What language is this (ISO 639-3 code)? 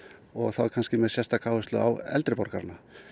isl